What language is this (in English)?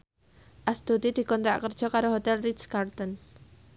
Javanese